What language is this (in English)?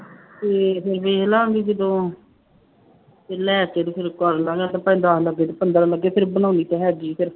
Punjabi